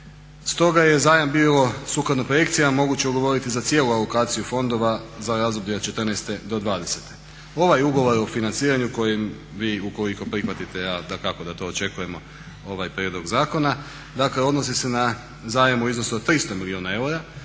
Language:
Croatian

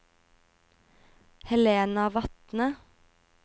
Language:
Norwegian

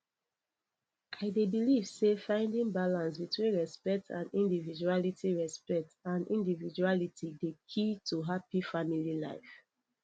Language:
Nigerian Pidgin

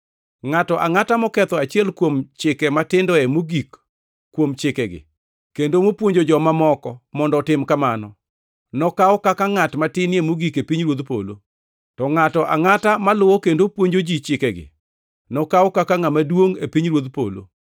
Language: Luo (Kenya and Tanzania)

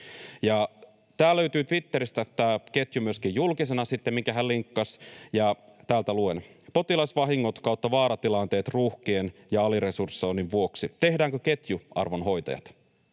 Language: Finnish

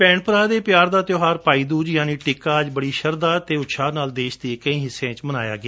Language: Punjabi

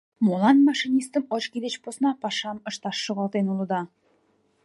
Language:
Mari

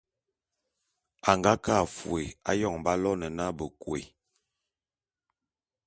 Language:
Bulu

